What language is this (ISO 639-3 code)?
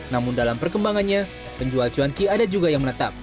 ind